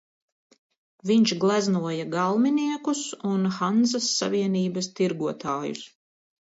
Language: Latvian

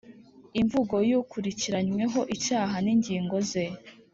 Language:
Kinyarwanda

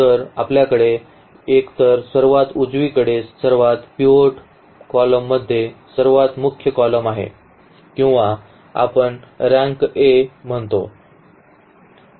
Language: Marathi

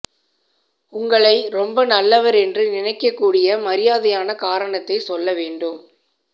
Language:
Tamil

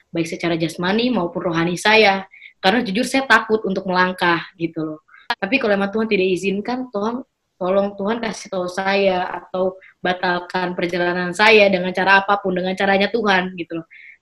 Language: Indonesian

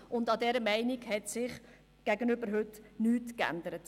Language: Swiss German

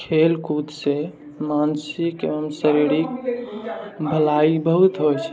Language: Maithili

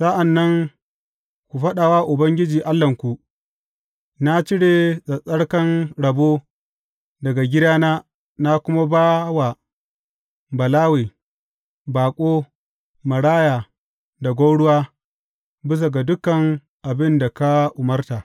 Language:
Hausa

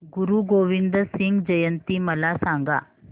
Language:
Marathi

